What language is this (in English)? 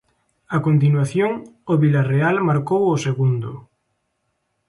Galician